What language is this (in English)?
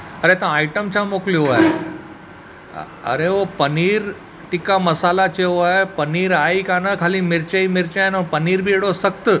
Sindhi